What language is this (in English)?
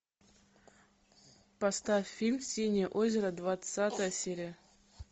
Russian